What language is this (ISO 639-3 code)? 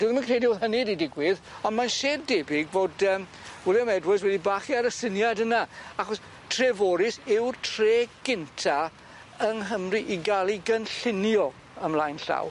cym